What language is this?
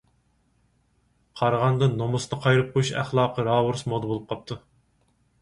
Uyghur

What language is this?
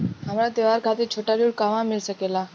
Bhojpuri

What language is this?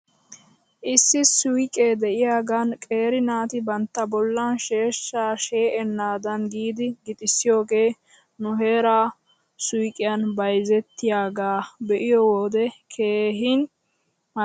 Wolaytta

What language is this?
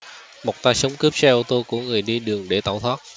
Vietnamese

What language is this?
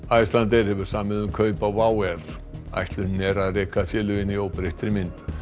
Icelandic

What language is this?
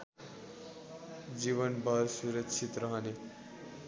Nepali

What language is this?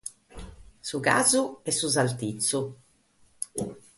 Sardinian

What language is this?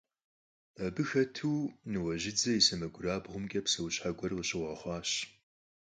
Kabardian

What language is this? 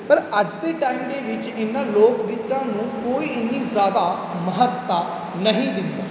Punjabi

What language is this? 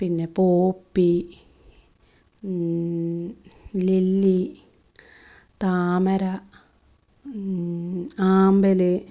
Malayalam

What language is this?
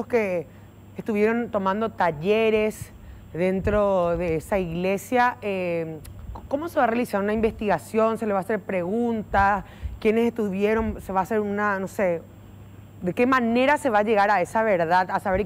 Spanish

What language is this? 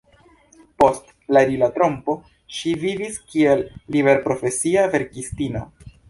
Esperanto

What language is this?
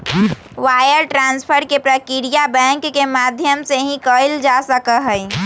Magahi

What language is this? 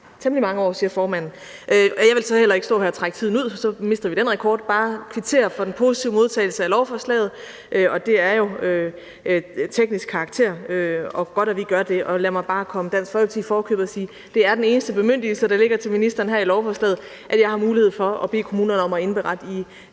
Danish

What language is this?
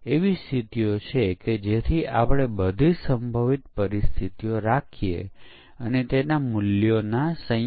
Gujarati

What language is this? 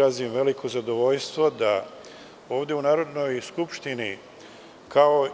Serbian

